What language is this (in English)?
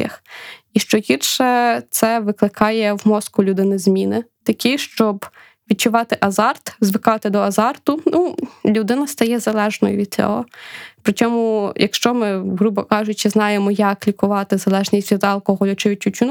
Ukrainian